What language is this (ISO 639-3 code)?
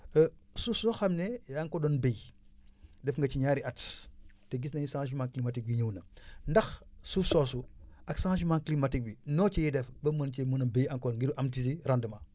wol